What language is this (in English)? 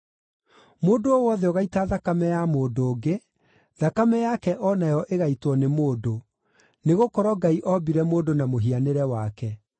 Kikuyu